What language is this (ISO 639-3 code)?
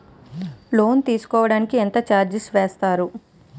tel